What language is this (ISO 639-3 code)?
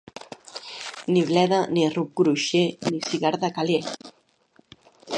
cat